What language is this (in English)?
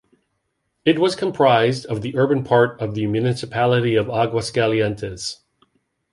English